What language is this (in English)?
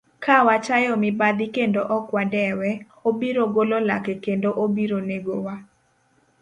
Luo (Kenya and Tanzania)